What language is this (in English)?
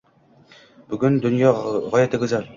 Uzbek